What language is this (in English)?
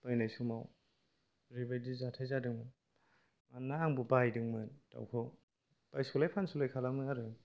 Bodo